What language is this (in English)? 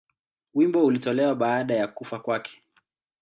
Swahili